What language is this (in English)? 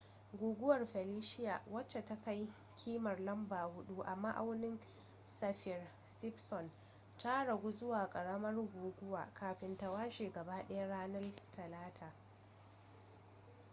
Hausa